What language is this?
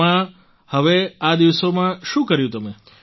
Gujarati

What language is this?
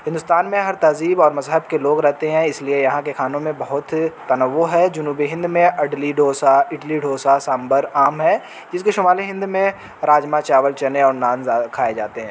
Urdu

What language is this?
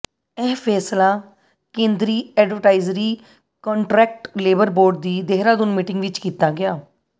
Punjabi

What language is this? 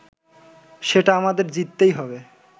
Bangla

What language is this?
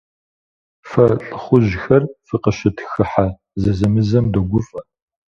Kabardian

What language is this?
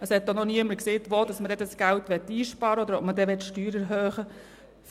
Swiss German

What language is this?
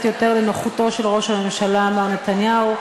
Hebrew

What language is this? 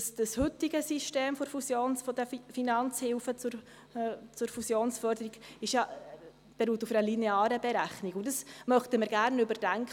Swiss German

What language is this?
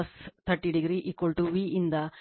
Kannada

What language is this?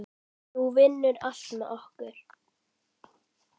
Icelandic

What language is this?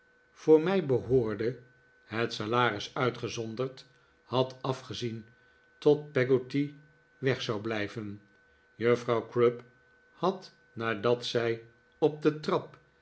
Dutch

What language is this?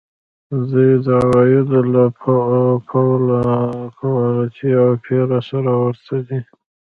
Pashto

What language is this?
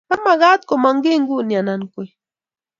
Kalenjin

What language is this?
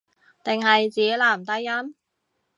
Cantonese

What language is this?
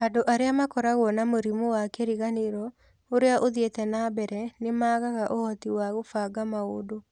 Kikuyu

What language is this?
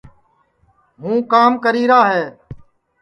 Sansi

